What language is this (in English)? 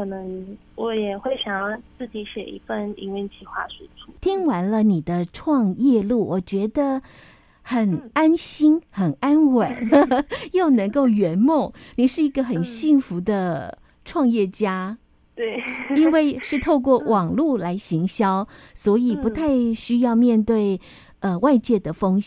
Chinese